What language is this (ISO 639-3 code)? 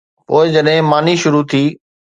snd